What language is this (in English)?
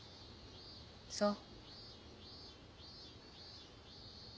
Japanese